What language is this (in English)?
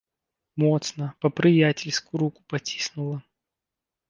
Belarusian